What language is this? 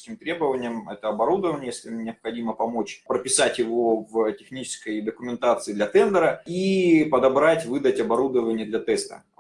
Russian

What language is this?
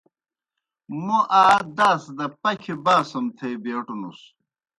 Kohistani Shina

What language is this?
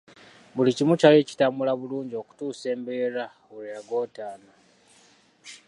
Ganda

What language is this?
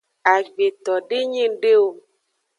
Aja (Benin)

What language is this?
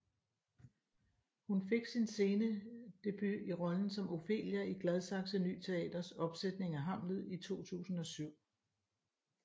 Danish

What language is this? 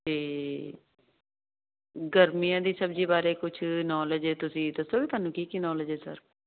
Punjabi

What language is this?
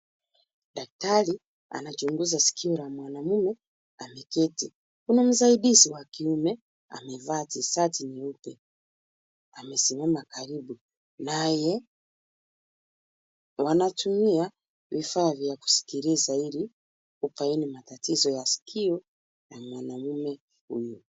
Swahili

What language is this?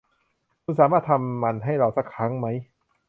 Thai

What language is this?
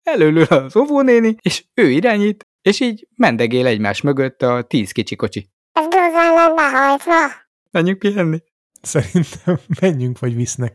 Hungarian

